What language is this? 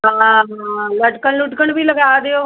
Punjabi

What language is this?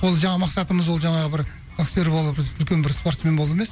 Kazakh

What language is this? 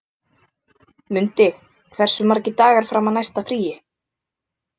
Icelandic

